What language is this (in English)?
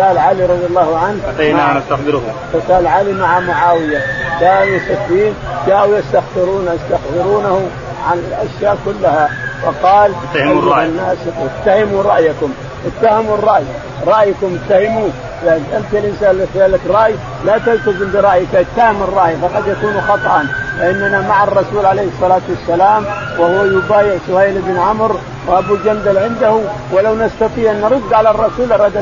Arabic